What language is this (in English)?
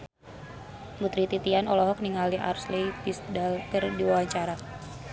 Sundanese